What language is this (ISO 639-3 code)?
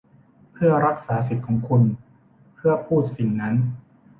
tha